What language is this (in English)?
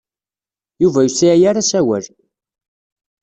Kabyle